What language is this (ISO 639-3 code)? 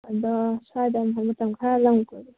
mni